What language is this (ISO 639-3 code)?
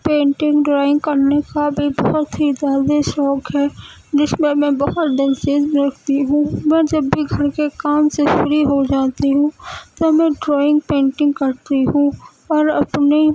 urd